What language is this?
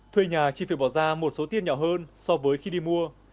Vietnamese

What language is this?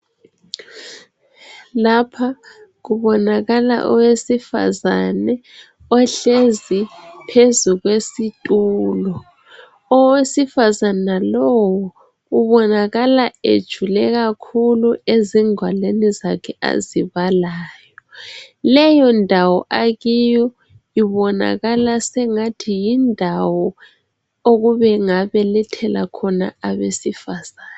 North Ndebele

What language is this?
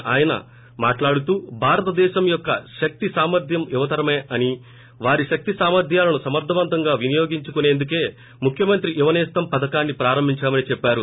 Telugu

